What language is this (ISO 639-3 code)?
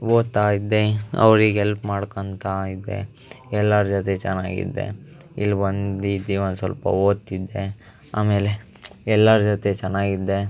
kan